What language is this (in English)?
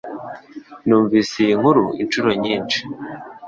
Kinyarwanda